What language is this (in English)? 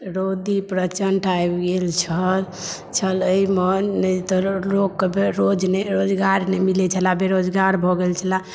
Maithili